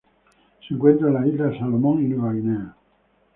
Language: Spanish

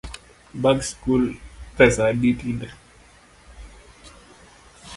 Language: Luo (Kenya and Tanzania)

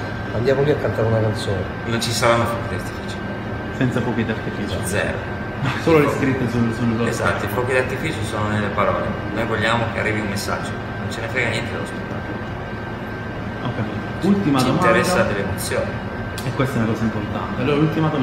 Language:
Italian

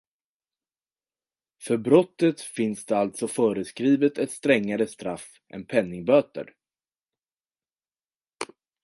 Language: Swedish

